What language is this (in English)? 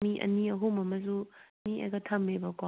Manipuri